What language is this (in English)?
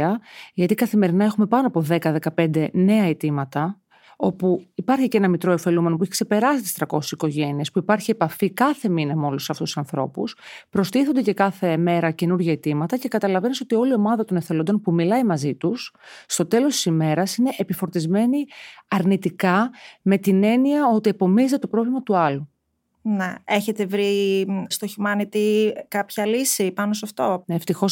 Greek